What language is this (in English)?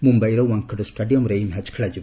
Odia